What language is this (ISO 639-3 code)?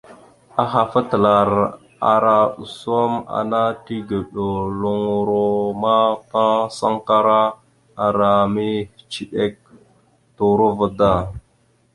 mxu